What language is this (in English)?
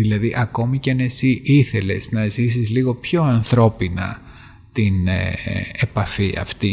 Greek